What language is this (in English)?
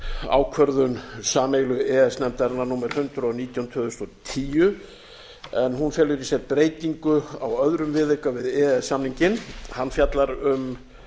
Icelandic